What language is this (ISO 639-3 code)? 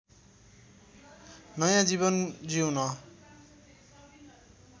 nep